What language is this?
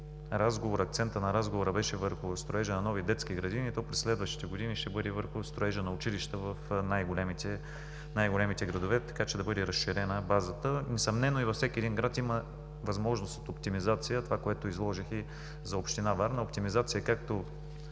Bulgarian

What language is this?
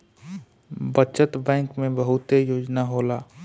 Bhojpuri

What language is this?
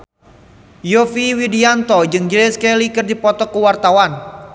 Sundanese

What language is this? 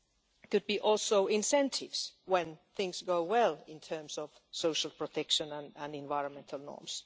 English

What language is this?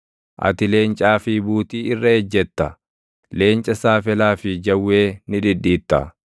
Oromo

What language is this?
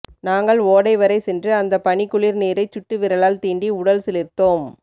Tamil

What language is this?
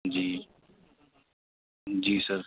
Urdu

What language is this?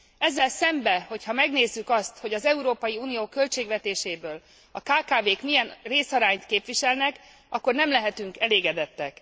Hungarian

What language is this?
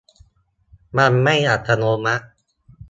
Thai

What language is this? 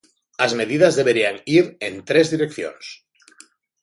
Galician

